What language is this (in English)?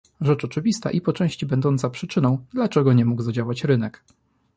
Polish